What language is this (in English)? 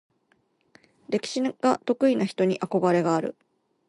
Japanese